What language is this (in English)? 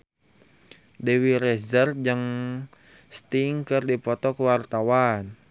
Sundanese